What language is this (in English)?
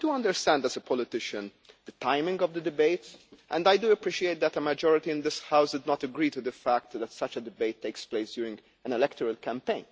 English